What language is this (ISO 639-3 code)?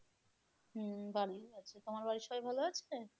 ben